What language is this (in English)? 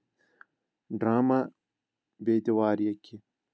Kashmiri